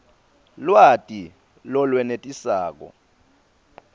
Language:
Swati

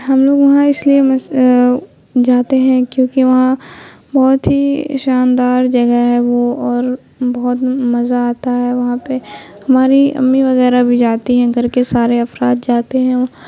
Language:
Urdu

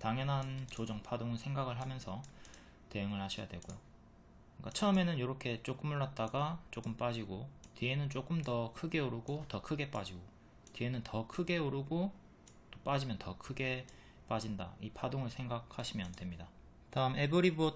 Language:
Korean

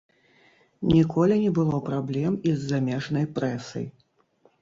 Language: Belarusian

